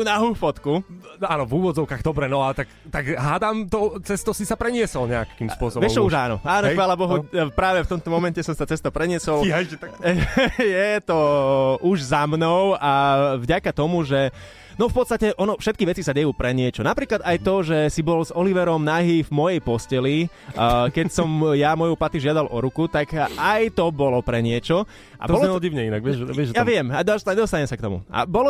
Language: Slovak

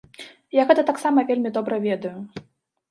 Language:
Belarusian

